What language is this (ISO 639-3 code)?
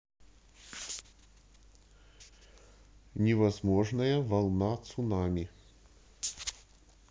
rus